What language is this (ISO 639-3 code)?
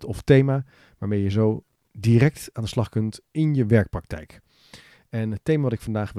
nld